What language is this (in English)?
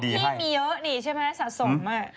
Thai